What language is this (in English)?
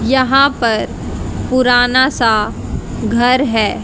Hindi